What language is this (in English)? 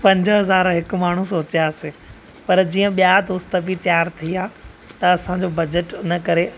Sindhi